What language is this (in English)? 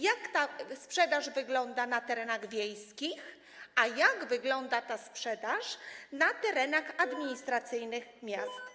Polish